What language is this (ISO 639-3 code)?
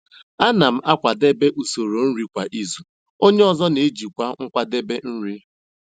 ibo